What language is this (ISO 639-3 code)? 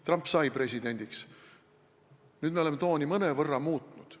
est